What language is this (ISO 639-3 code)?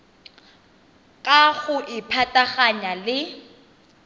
tsn